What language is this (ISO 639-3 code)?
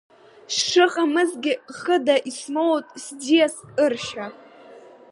abk